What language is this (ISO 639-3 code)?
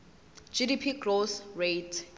zul